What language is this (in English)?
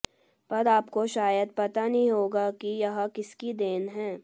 Hindi